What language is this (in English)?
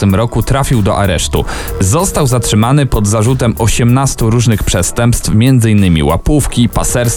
Polish